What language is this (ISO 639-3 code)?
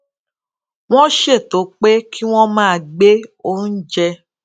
yor